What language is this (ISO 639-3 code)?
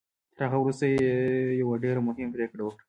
pus